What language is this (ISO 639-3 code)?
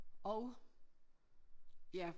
dan